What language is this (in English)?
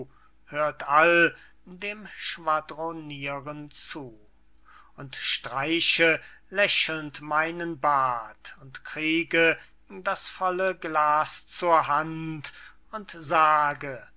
German